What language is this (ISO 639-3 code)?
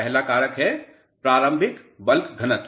hin